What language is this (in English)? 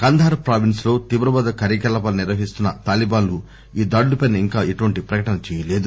Telugu